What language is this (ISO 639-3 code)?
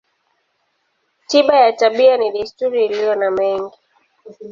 swa